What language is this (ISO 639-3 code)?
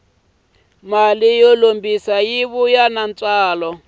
tso